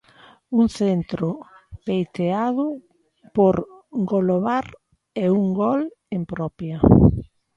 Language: Galician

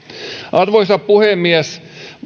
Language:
Finnish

